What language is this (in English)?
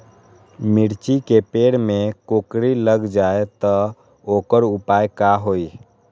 Magahi